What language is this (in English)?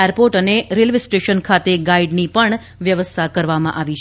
Gujarati